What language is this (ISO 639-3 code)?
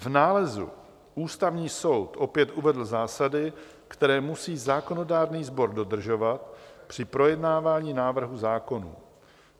ces